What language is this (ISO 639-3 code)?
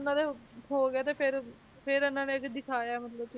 pan